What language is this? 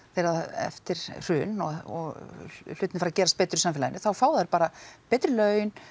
Icelandic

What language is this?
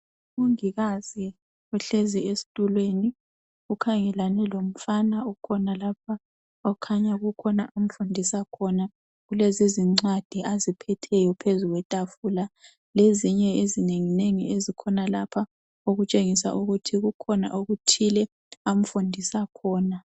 North Ndebele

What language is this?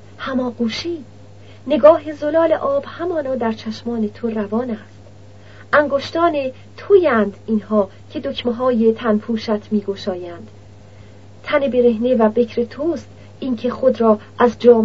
Persian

